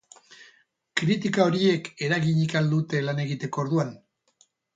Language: Basque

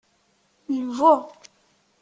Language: Kabyle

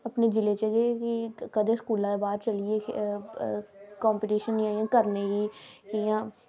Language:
Dogri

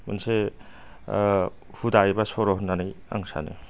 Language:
Bodo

